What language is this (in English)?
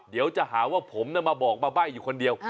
Thai